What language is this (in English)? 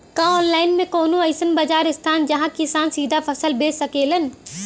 Bhojpuri